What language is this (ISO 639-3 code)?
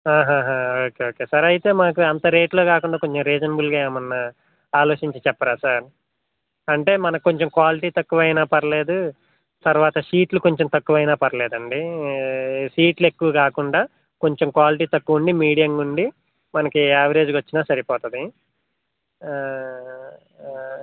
tel